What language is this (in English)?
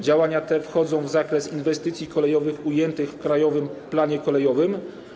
Polish